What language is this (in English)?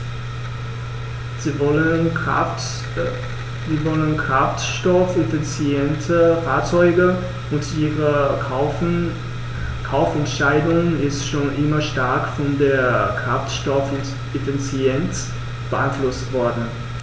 German